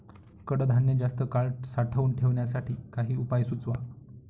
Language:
Marathi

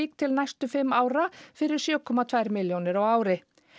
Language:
Icelandic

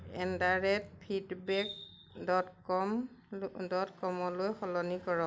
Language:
Assamese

